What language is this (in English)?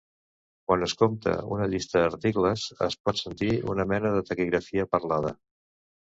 Catalan